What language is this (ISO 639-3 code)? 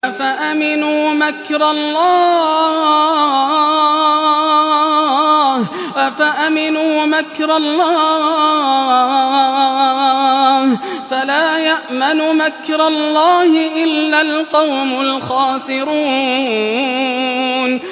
ara